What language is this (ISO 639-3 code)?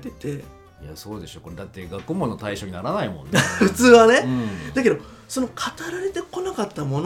jpn